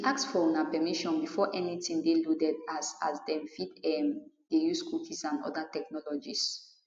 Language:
Nigerian Pidgin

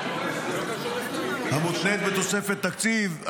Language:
Hebrew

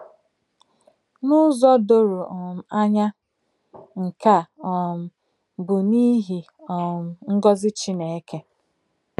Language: Igbo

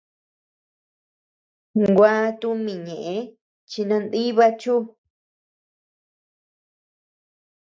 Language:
Tepeuxila Cuicatec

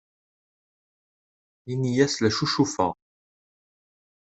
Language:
Kabyle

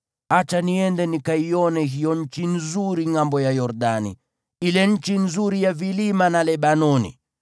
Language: Swahili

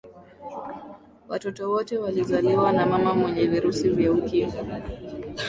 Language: Swahili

